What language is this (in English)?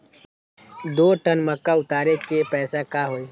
Magahi